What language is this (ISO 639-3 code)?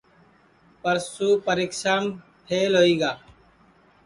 ssi